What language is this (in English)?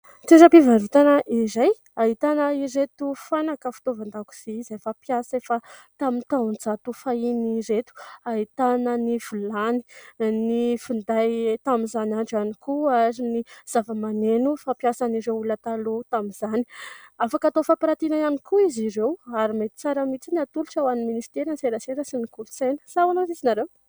Malagasy